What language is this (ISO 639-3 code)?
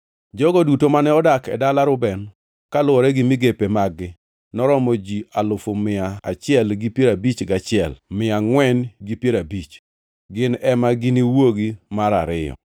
luo